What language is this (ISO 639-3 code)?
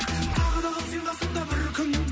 kaz